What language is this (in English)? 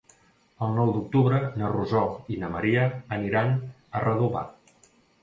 Catalan